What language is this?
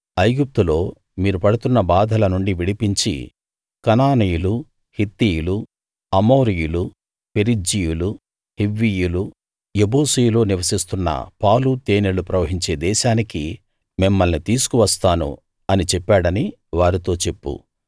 Telugu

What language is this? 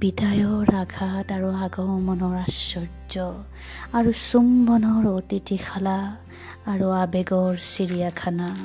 Bangla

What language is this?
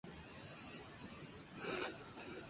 Spanish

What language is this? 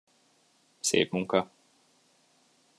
Hungarian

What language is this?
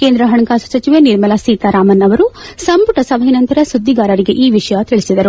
Kannada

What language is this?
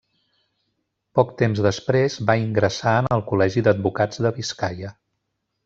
Catalan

